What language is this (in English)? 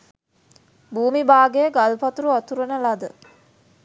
Sinhala